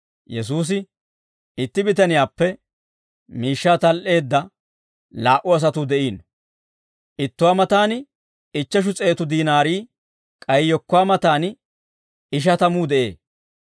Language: Dawro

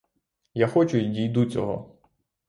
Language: Ukrainian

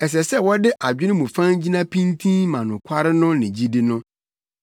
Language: Akan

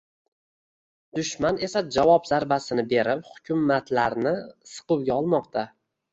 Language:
Uzbek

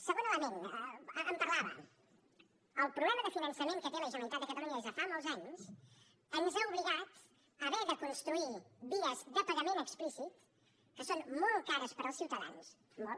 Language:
Catalan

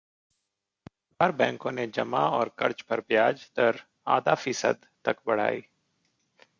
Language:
Hindi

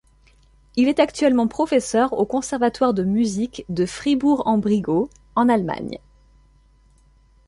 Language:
French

